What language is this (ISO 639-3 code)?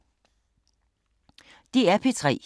dan